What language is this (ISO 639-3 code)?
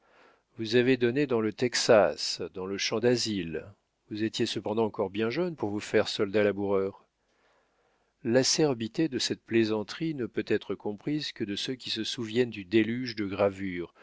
fra